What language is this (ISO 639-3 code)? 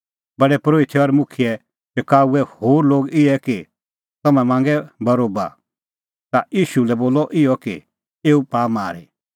kfx